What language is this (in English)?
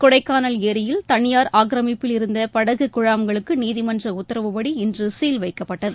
Tamil